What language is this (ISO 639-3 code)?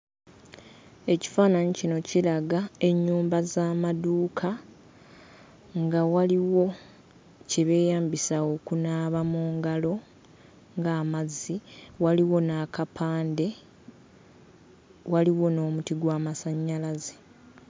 lug